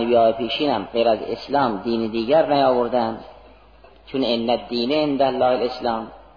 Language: Persian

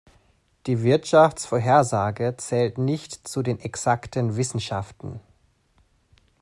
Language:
German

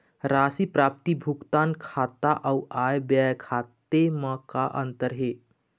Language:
Chhattisgarhi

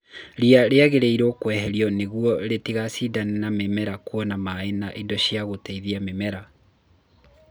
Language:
Kikuyu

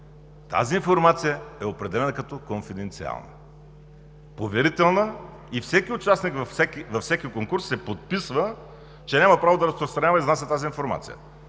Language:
Bulgarian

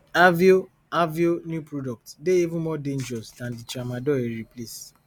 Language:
Nigerian Pidgin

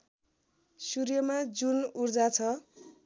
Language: Nepali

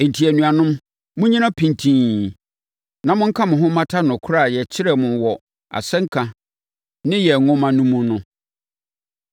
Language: Akan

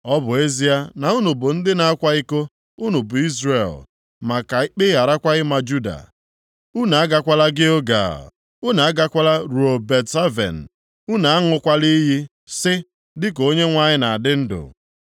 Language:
Igbo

